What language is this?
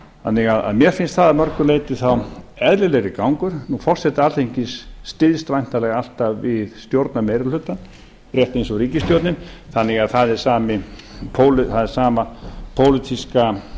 Icelandic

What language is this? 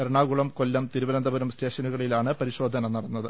Malayalam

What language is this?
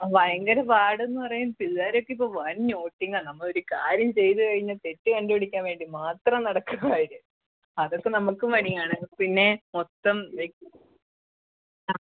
Malayalam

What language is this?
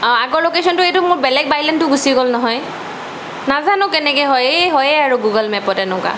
Assamese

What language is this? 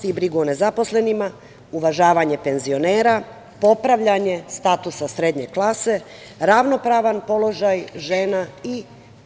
Serbian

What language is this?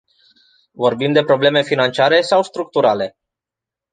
Romanian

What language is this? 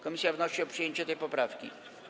Polish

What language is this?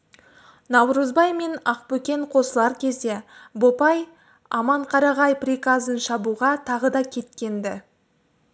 Kazakh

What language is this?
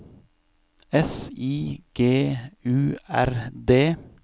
Norwegian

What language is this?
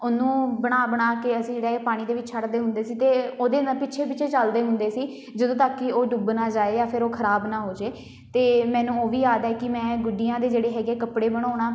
Punjabi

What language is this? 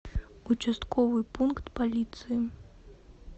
Russian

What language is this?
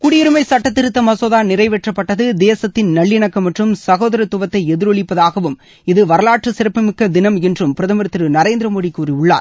Tamil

